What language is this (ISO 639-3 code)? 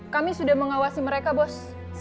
ind